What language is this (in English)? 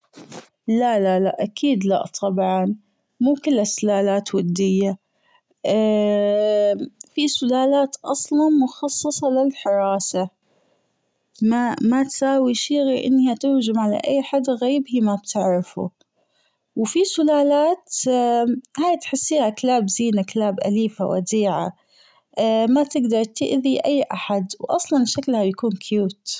Gulf Arabic